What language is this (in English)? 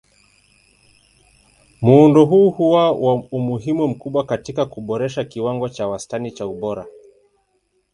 Swahili